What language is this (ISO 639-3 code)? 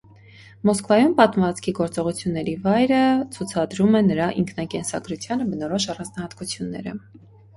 hye